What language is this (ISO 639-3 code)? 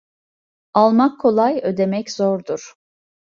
tur